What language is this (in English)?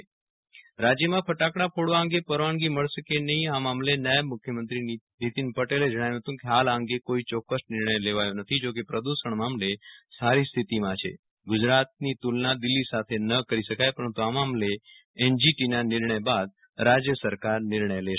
Gujarati